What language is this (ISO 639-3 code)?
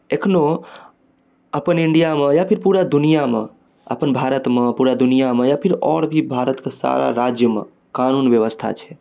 mai